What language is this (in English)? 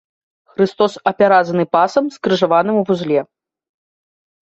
Belarusian